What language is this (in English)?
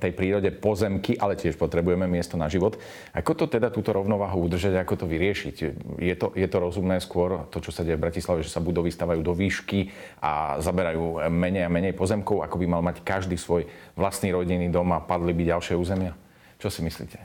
Slovak